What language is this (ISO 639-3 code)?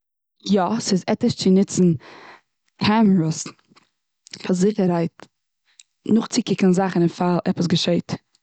yid